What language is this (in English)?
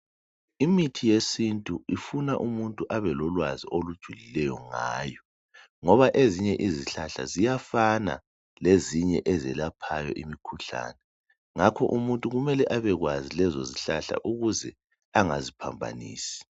North Ndebele